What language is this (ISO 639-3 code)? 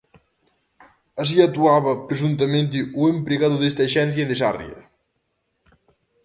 glg